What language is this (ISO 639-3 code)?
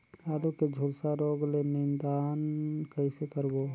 hne